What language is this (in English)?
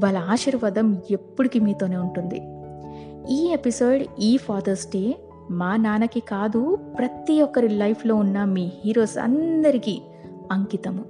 Telugu